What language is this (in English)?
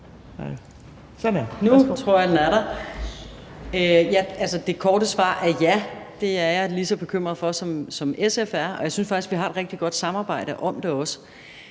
Danish